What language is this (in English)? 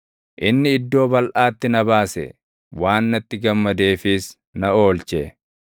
Oromo